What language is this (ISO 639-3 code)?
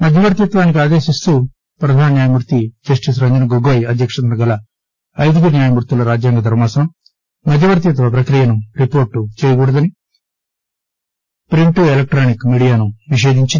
tel